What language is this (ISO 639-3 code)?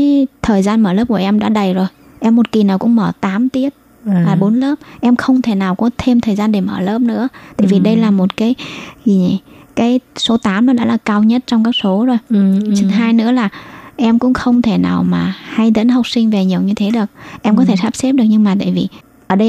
vie